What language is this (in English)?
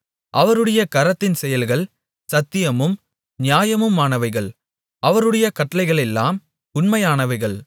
Tamil